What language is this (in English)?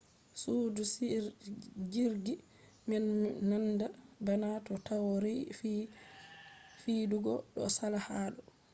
Fula